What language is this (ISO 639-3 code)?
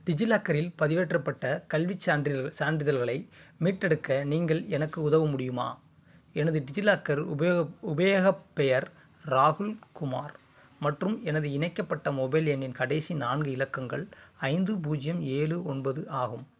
tam